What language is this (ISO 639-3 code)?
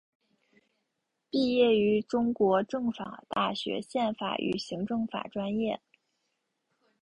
zho